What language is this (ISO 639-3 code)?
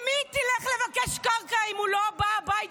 heb